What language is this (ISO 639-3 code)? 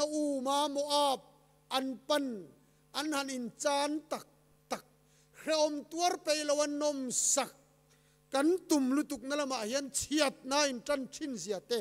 tha